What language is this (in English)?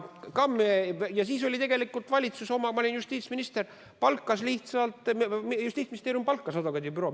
Estonian